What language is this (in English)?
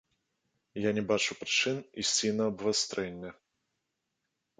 Belarusian